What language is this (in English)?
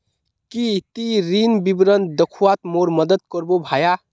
Magahi